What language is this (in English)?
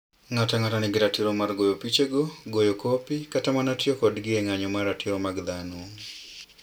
Luo (Kenya and Tanzania)